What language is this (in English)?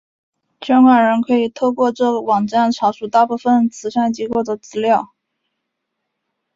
Chinese